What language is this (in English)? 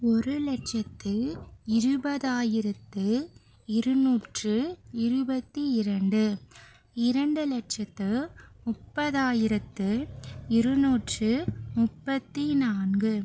Tamil